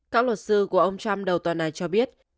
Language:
Vietnamese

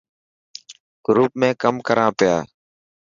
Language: Dhatki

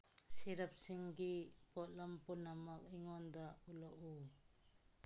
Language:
Manipuri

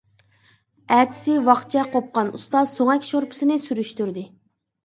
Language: Uyghur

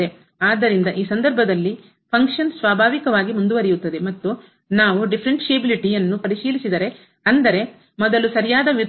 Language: Kannada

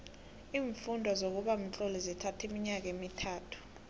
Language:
South Ndebele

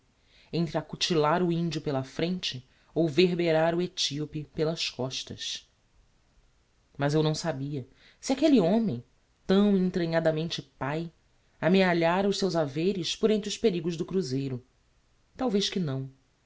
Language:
Portuguese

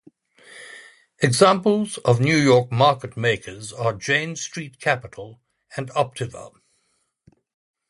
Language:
English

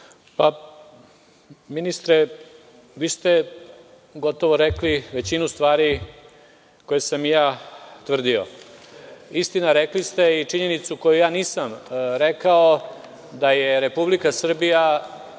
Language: Serbian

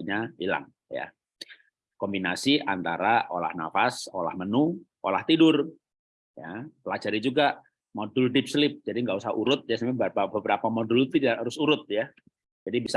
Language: Indonesian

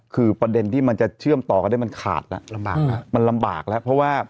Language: Thai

